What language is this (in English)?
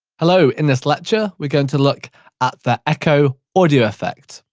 English